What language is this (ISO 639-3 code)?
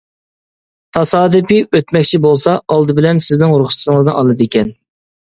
uig